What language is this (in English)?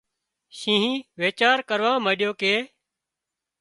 Wadiyara Koli